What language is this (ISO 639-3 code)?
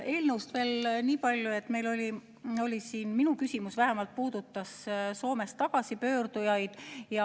est